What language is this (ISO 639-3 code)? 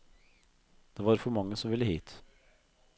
nor